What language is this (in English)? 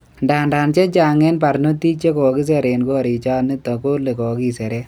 Kalenjin